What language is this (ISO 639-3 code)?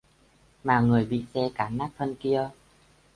vie